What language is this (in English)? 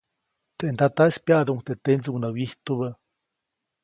Copainalá Zoque